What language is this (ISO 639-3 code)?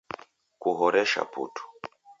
dav